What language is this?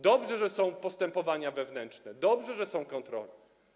Polish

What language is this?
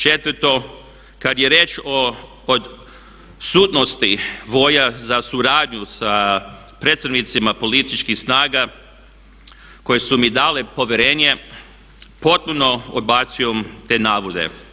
Croatian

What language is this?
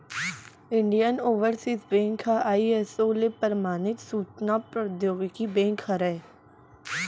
Chhattisgarhi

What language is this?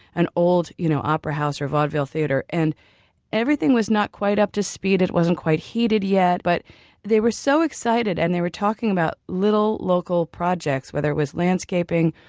English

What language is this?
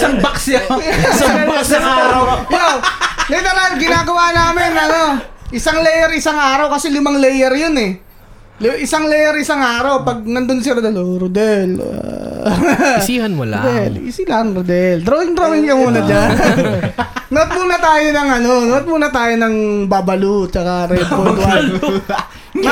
Filipino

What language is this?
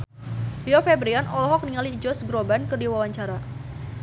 Sundanese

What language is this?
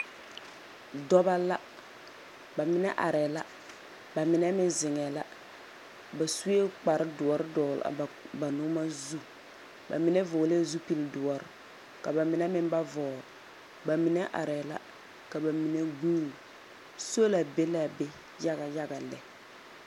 Southern Dagaare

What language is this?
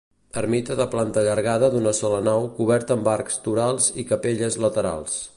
Catalan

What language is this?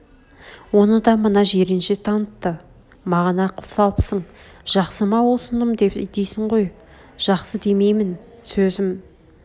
Kazakh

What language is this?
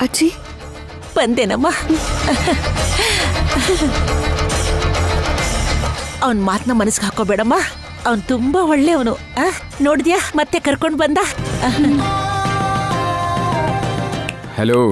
Kannada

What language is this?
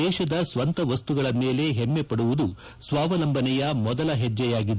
Kannada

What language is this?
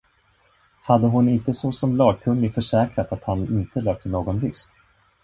Swedish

